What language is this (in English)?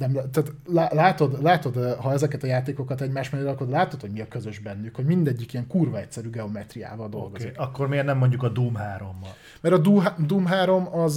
Hungarian